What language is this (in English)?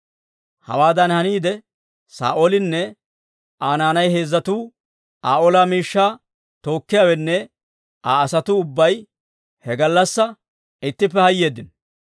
Dawro